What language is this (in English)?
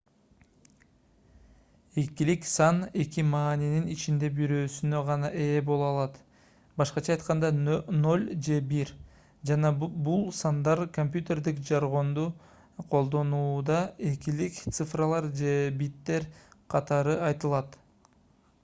Kyrgyz